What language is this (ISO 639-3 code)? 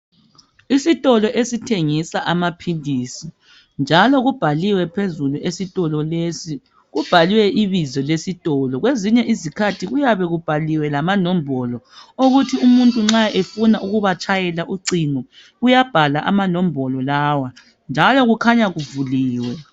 nde